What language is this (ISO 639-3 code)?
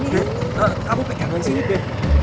ind